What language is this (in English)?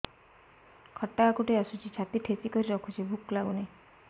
Odia